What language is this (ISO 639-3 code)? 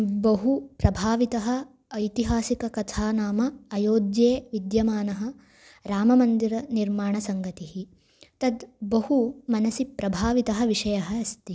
san